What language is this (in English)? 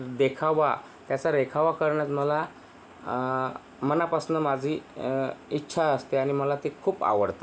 Marathi